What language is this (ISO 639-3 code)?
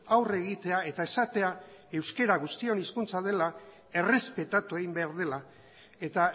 eus